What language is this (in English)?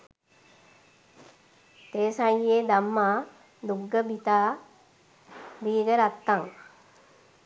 Sinhala